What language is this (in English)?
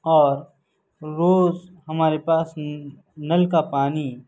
Urdu